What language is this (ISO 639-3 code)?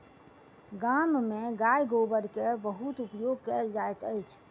mai